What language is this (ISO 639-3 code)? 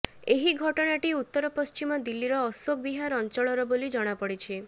ori